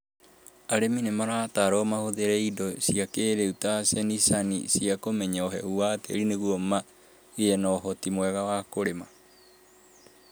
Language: Kikuyu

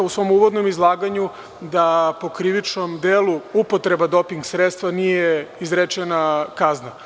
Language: Serbian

